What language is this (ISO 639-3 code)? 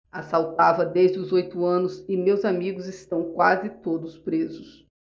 por